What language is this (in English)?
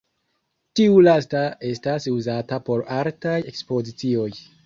Esperanto